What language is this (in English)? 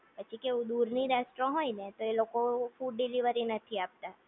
Gujarati